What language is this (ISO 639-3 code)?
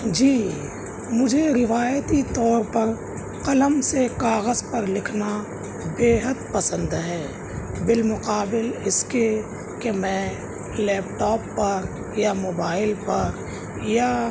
urd